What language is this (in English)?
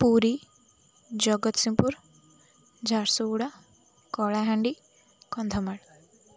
Odia